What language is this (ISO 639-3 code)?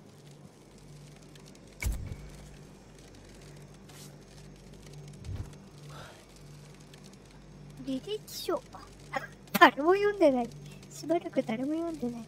jpn